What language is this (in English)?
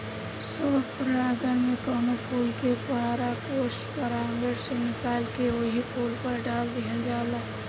Bhojpuri